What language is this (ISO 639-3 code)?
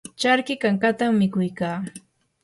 qur